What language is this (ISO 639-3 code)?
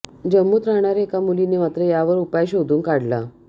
mar